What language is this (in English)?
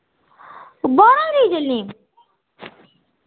Dogri